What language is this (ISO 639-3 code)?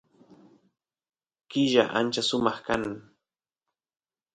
qus